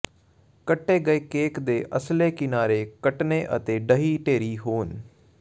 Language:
Punjabi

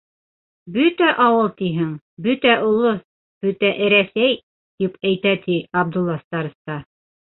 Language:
Bashkir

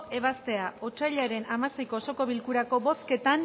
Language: Basque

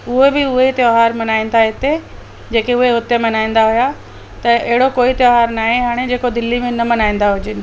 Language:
Sindhi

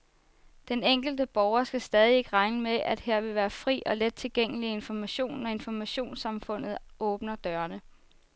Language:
Danish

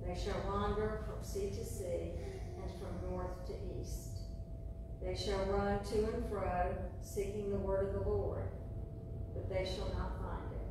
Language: English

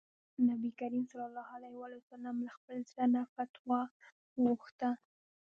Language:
Pashto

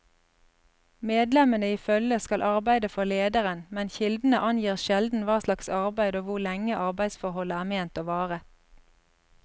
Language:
Norwegian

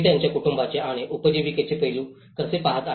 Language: Marathi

